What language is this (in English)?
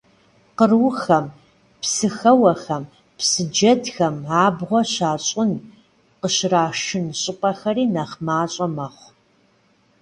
Kabardian